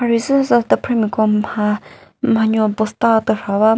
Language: Chokri Naga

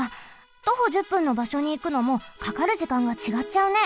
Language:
Japanese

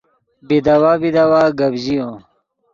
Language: Yidgha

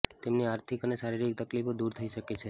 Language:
Gujarati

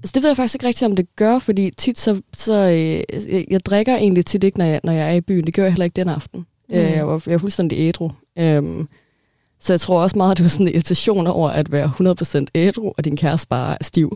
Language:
Danish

